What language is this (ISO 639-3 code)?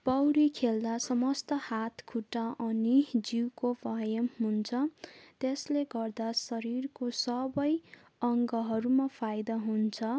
nep